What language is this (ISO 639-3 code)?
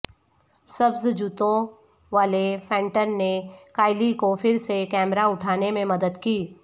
urd